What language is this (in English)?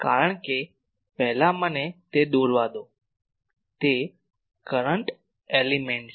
Gujarati